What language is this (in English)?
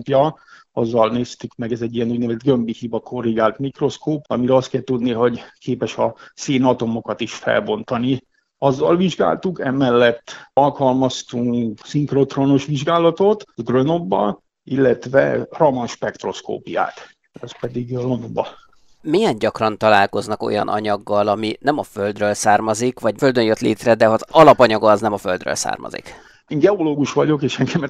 Hungarian